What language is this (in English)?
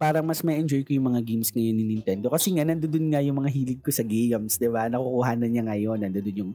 Filipino